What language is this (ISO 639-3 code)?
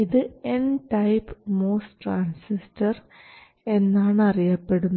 mal